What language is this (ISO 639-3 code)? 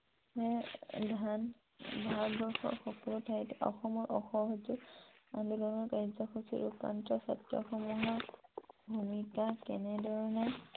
asm